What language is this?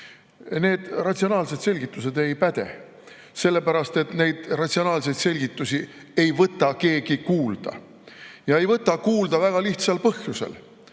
Estonian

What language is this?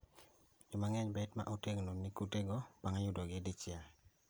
Luo (Kenya and Tanzania)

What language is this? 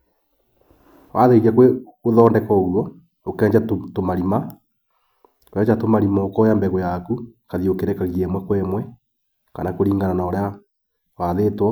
Kikuyu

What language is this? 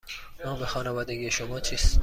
Persian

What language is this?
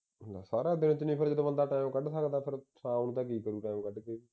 Punjabi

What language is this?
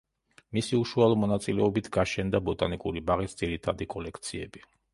Georgian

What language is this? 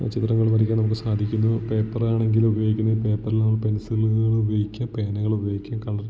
Malayalam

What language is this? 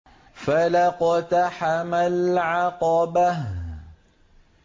Arabic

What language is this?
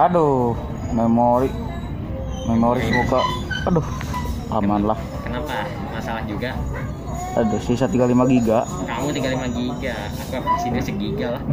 Indonesian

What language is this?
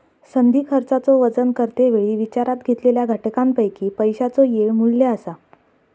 Marathi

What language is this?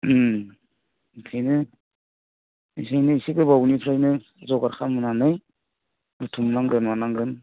Bodo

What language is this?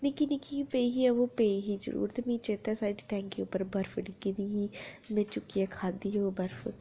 Dogri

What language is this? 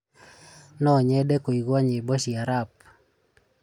Kikuyu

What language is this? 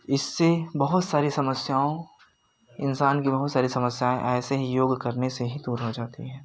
Hindi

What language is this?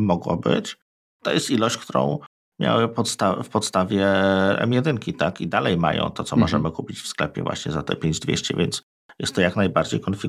Polish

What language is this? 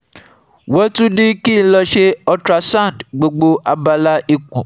Yoruba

